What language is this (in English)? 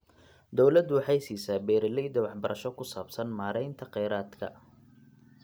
Somali